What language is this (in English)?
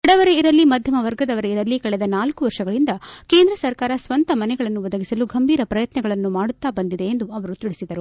Kannada